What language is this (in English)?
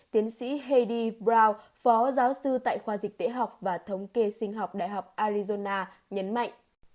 Vietnamese